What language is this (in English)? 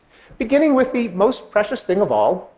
English